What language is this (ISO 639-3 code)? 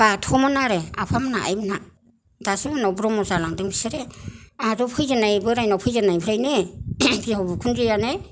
brx